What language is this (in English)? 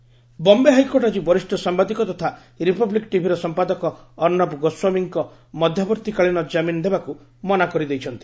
Odia